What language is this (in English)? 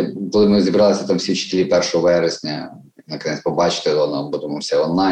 Ukrainian